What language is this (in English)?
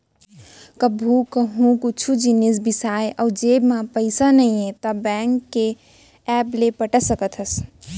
Chhattisgarhi